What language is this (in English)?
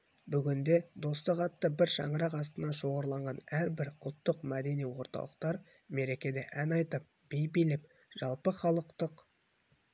Kazakh